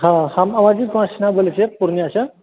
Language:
Maithili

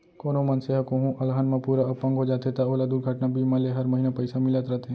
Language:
Chhattisgarhi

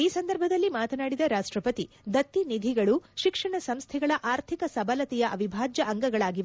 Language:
Kannada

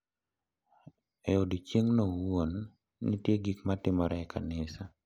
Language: Luo (Kenya and Tanzania)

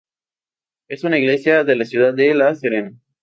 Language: Spanish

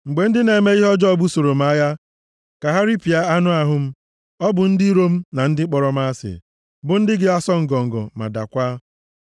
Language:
Igbo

